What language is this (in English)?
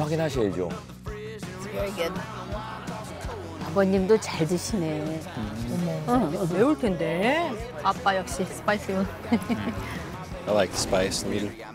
Korean